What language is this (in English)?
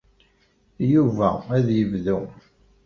Kabyle